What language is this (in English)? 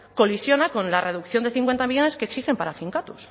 Spanish